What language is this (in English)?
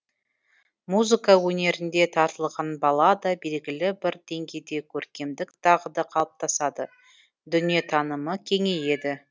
Kazakh